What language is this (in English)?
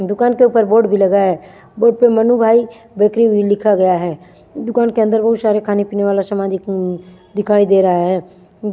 Hindi